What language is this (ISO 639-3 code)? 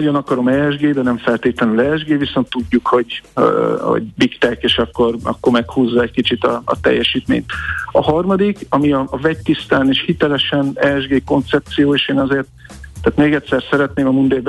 hun